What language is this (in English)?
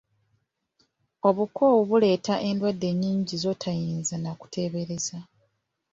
Ganda